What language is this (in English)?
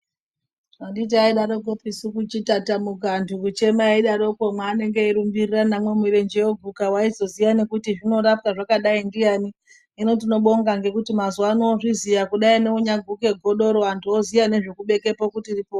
Ndau